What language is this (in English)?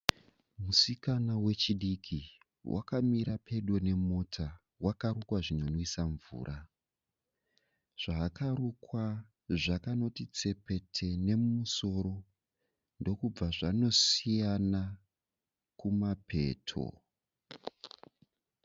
Shona